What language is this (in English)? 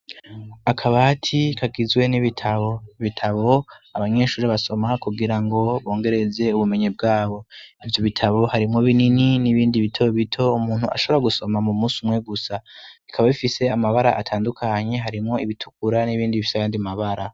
Rundi